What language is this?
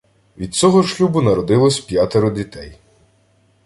Ukrainian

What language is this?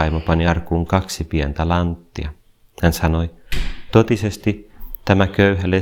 Finnish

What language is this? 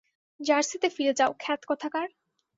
Bangla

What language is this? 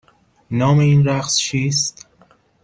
Persian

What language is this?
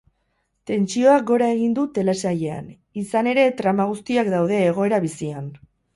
Basque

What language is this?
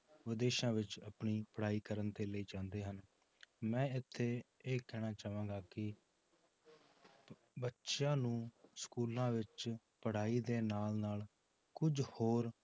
Punjabi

